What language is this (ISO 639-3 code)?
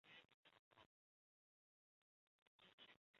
zho